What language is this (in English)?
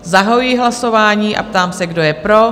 Czech